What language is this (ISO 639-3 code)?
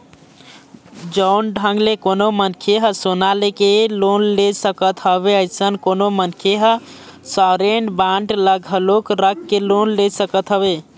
hne